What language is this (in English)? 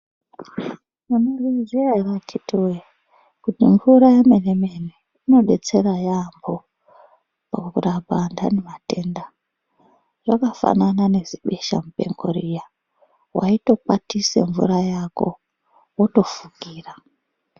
Ndau